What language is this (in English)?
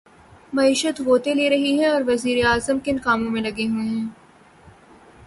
Urdu